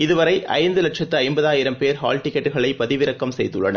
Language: Tamil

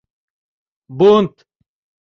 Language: Mari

